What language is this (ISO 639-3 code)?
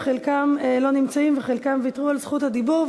heb